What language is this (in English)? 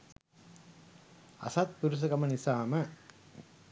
Sinhala